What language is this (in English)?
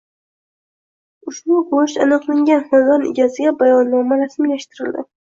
Uzbek